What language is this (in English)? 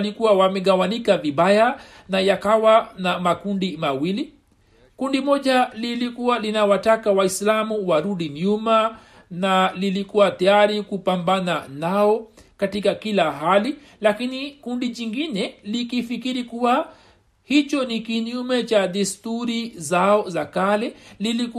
Swahili